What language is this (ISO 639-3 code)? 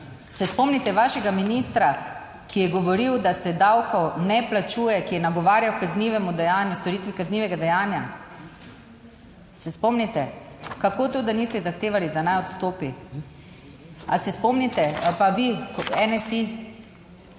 slv